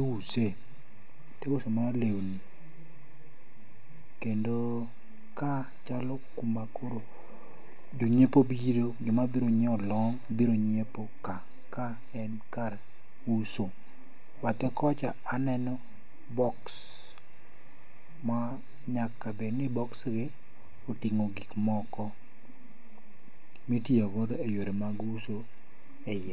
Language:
Luo (Kenya and Tanzania)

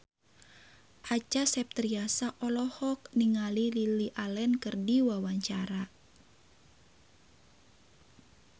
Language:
Sundanese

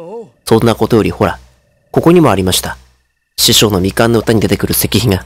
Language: Japanese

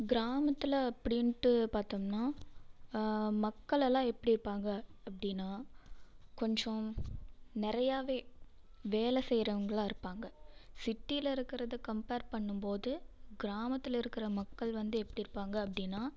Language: Tamil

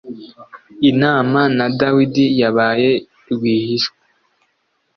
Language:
Kinyarwanda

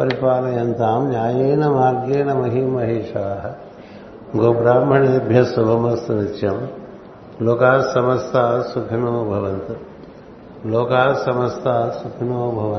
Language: Telugu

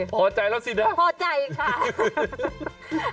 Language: Thai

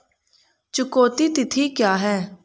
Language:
Hindi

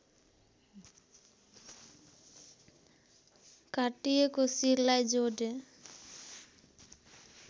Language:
Nepali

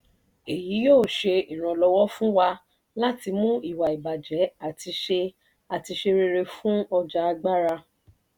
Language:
Yoruba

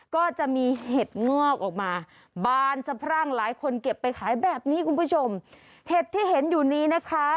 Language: Thai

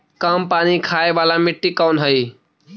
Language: Magahi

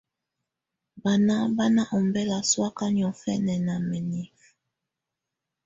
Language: Tunen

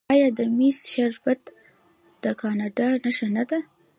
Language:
Pashto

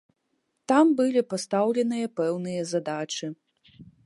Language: Belarusian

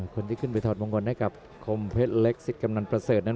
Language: Thai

